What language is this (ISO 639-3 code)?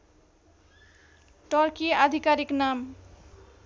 nep